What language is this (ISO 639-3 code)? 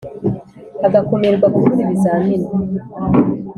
kin